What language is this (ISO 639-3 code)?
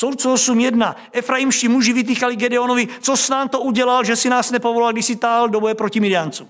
ces